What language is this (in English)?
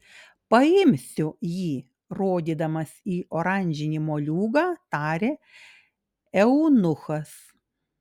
Lithuanian